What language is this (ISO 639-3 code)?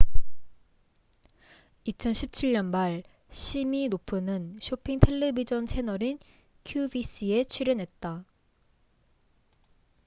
kor